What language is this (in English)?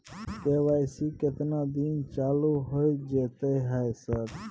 Maithili